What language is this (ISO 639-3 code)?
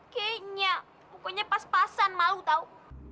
ind